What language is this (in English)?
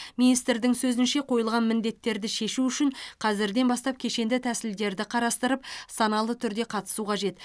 Kazakh